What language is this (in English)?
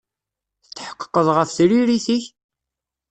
Kabyle